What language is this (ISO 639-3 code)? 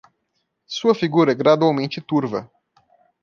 por